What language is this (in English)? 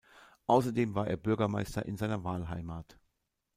German